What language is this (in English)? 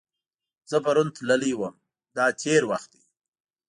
Pashto